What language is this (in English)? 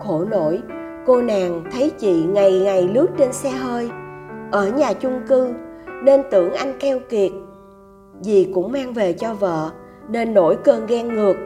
Vietnamese